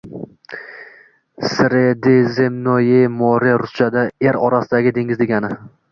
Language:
Uzbek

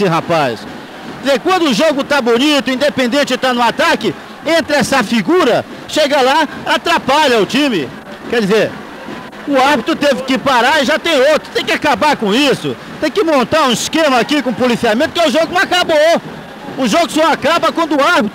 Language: Portuguese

